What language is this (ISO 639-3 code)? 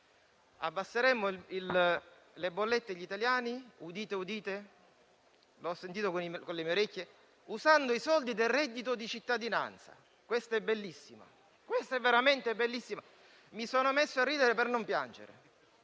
ita